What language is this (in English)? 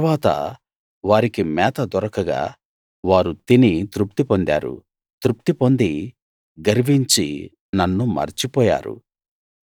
Telugu